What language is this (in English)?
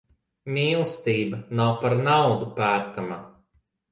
Latvian